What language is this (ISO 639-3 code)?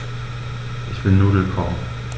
deu